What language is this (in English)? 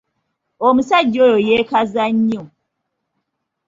Ganda